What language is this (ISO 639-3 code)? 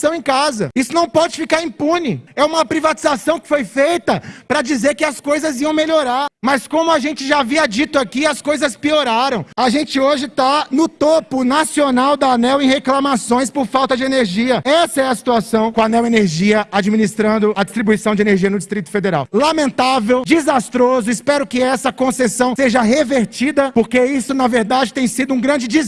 por